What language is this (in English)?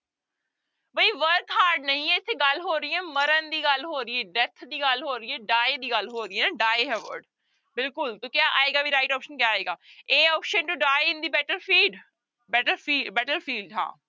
Punjabi